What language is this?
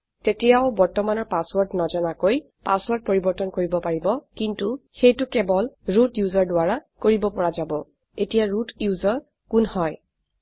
Assamese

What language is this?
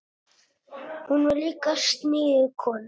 Icelandic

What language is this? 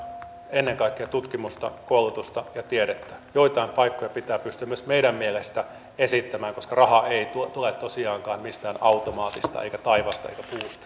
Finnish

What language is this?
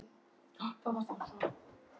Icelandic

